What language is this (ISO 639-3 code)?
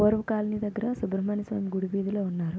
tel